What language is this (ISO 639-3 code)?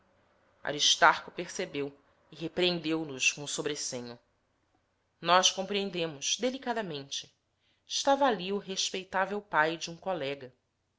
por